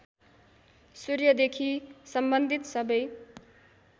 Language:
Nepali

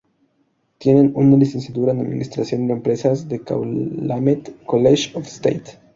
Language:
Spanish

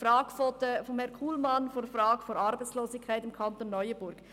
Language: Swiss German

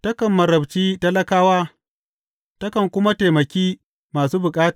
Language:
Hausa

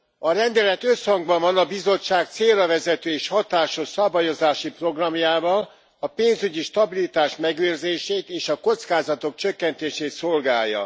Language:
Hungarian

